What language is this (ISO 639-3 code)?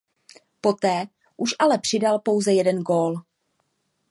ces